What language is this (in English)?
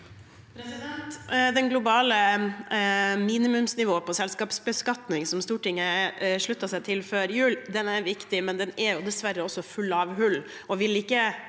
Norwegian